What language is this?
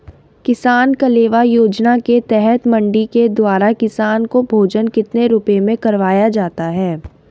Hindi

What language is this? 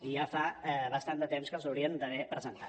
Catalan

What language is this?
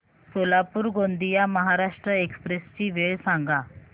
Marathi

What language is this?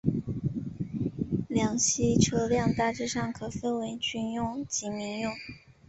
Chinese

